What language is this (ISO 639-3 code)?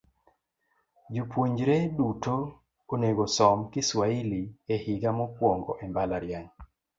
luo